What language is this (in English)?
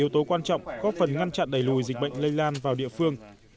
Vietnamese